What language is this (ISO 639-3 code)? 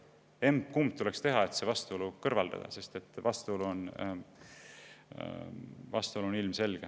est